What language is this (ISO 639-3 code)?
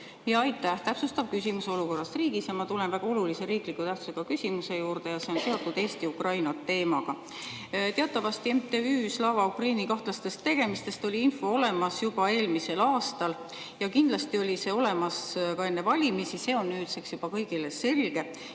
est